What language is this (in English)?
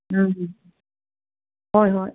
Manipuri